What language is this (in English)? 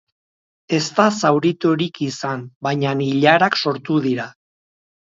Basque